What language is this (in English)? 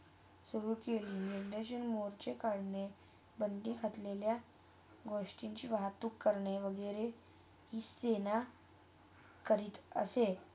Marathi